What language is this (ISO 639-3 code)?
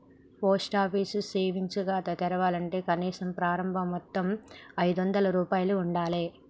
tel